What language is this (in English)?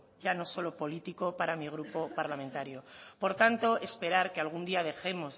Spanish